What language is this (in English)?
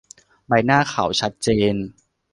Thai